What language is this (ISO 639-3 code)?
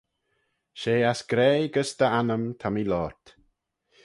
glv